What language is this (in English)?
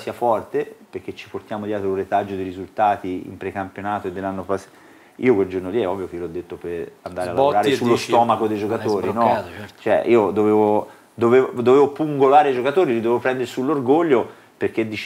Italian